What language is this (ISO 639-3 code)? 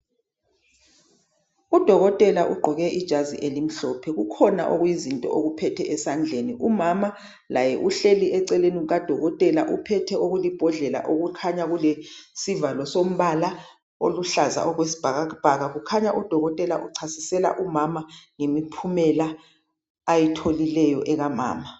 nde